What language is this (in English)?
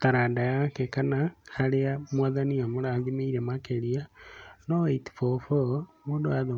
Kikuyu